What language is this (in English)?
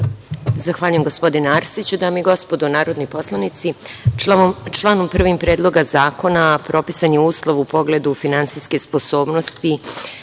Serbian